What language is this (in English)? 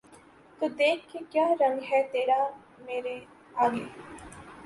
Urdu